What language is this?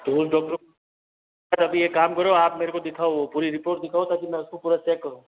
Hindi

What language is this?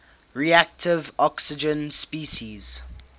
English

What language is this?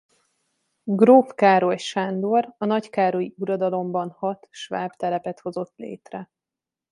Hungarian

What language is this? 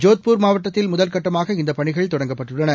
Tamil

